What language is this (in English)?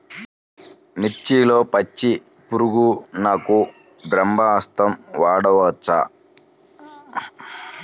Telugu